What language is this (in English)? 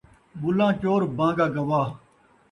Saraiki